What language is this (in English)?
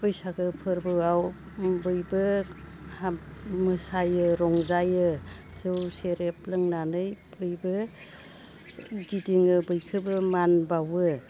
Bodo